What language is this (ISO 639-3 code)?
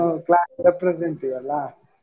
kan